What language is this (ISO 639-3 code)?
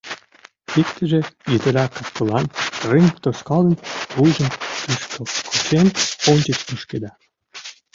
chm